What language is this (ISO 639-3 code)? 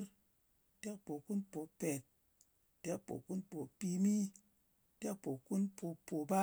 anc